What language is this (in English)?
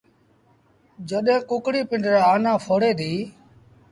Sindhi Bhil